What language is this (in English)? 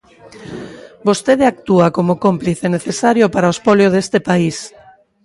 Galician